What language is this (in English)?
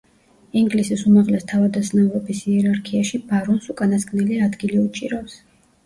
Georgian